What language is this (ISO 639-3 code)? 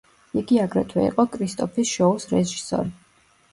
kat